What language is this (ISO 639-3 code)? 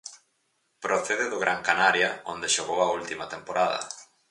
glg